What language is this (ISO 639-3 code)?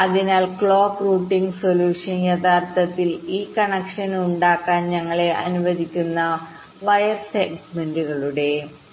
mal